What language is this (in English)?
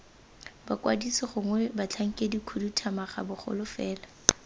Tswana